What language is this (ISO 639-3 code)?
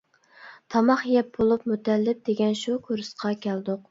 uig